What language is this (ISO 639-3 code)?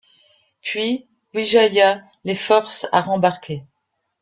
fra